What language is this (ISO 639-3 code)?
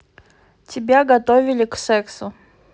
rus